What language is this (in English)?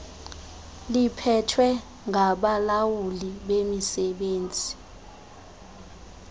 Xhosa